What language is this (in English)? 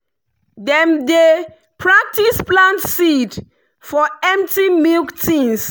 Nigerian Pidgin